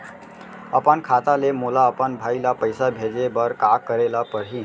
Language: Chhattisgarhi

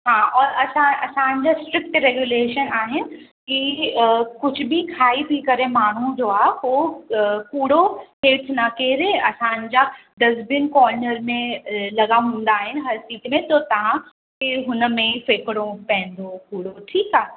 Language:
Sindhi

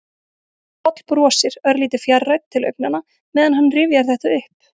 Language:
Icelandic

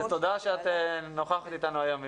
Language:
Hebrew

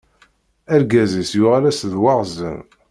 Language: Kabyle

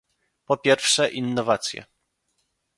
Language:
Polish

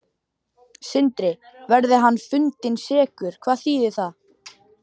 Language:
Icelandic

